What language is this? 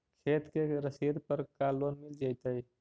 Magahi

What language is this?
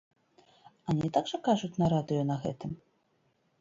Belarusian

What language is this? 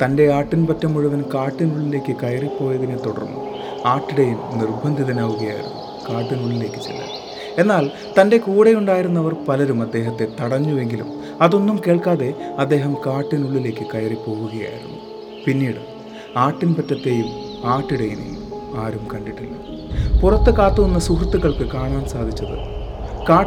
Malayalam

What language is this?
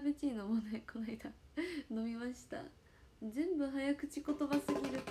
Japanese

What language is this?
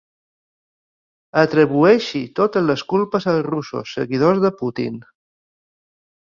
Catalan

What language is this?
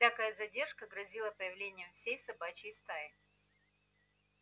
Russian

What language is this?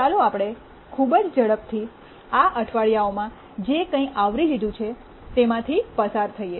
Gujarati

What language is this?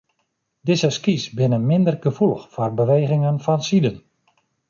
Western Frisian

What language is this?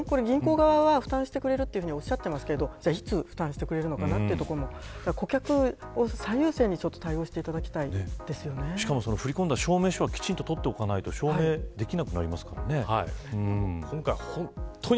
Japanese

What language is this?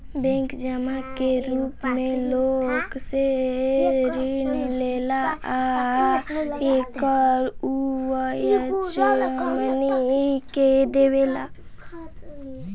Bhojpuri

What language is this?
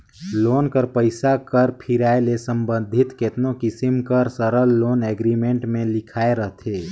Chhattisgarhi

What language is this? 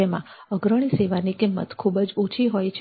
Gujarati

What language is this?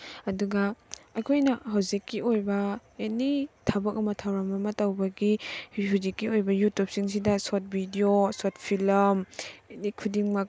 Manipuri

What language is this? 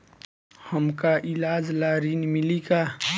Bhojpuri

